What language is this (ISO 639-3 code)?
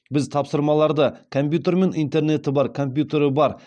kaz